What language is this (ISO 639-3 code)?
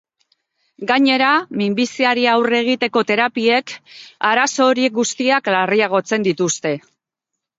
eus